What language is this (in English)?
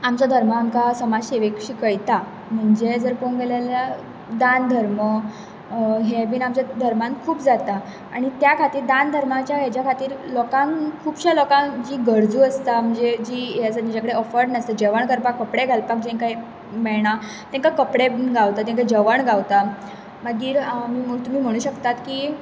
Konkani